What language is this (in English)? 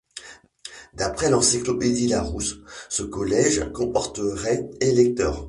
French